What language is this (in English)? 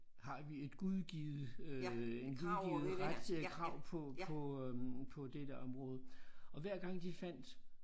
Danish